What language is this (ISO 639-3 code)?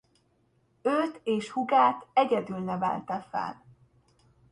hun